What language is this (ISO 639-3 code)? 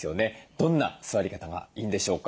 jpn